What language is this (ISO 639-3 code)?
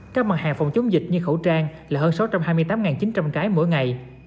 vie